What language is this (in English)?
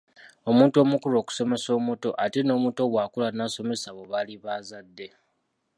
Ganda